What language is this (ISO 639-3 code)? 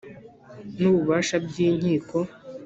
kin